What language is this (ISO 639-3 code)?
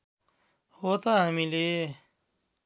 nep